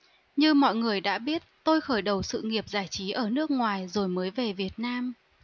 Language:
Vietnamese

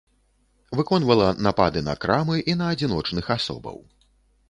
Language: Belarusian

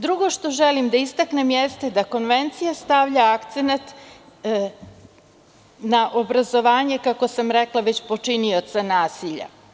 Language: Serbian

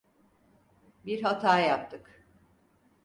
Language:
Turkish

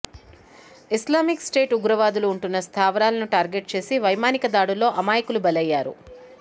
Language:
Telugu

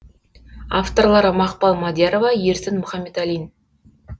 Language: Kazakh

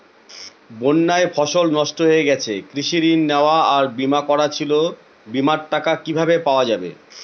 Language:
Bangla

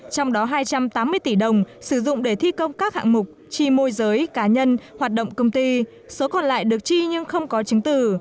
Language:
Vietnamese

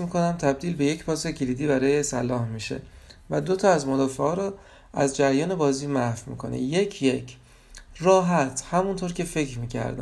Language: Persian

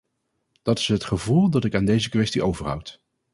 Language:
Dutch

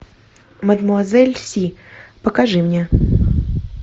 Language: Russian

